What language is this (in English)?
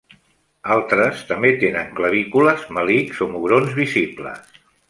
Catalan